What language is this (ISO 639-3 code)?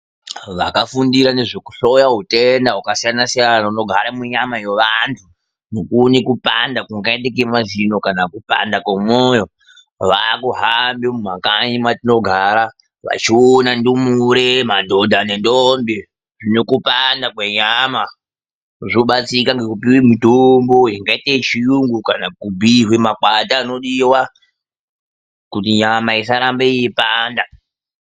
ndc